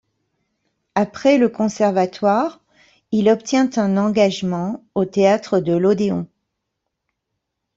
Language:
French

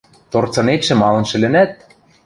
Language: Western Mari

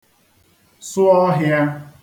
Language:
Igbo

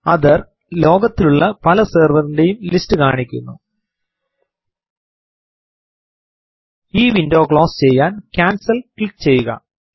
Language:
Malayalam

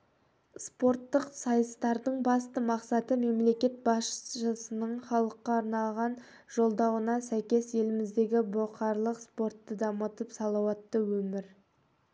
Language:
Kazakh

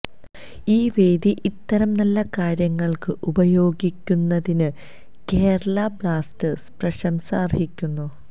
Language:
Malayalam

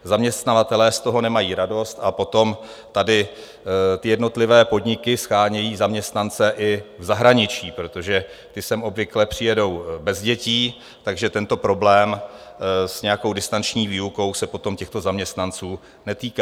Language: Czech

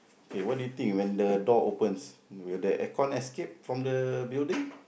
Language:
English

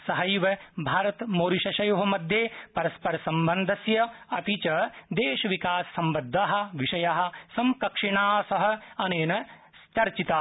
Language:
Sanskrit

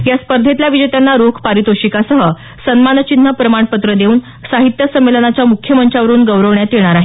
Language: Marathi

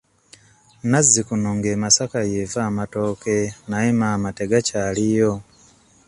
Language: Ganda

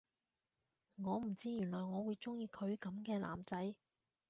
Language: Cantonese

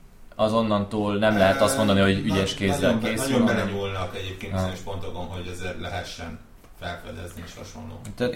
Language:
Hungarian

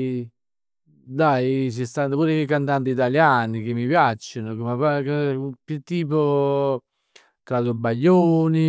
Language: Neapolitan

